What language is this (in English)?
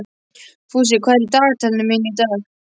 Icelandic